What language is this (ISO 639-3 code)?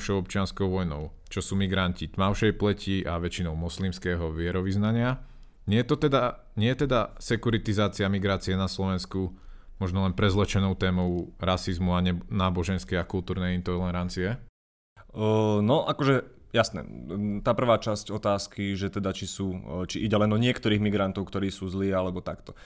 slk